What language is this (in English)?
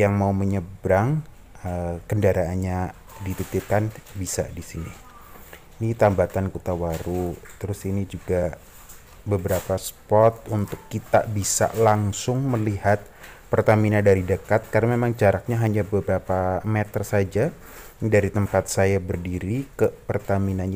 Indonesian